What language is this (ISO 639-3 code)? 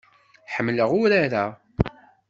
kab